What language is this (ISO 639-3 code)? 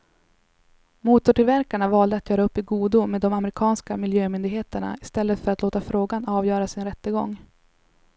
swe